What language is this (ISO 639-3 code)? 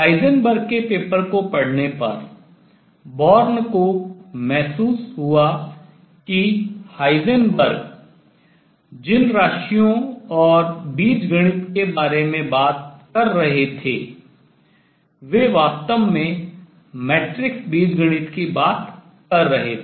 hin